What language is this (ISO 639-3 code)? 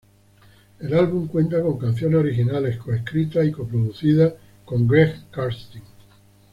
spa